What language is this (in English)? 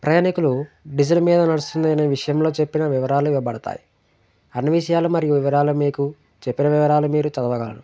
Telugu